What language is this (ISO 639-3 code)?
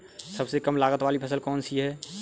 hin